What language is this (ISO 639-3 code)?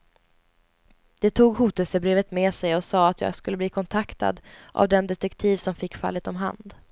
swe